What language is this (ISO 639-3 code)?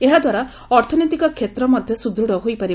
ori